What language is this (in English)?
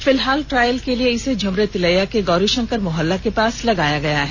Hindi